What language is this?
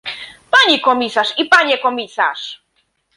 Polish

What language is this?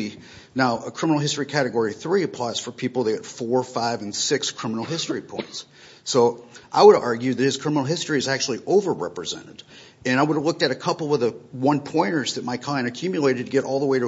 English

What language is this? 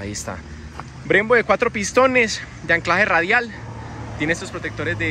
Spanish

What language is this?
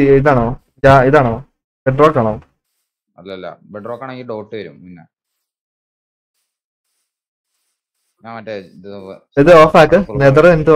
Malayalam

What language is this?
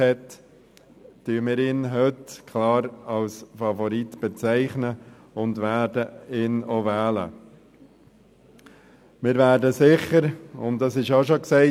Swiss German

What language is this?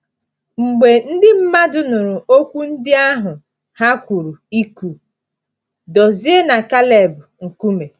Igbo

